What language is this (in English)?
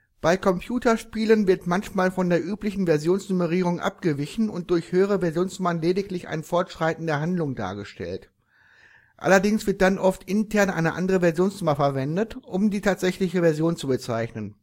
German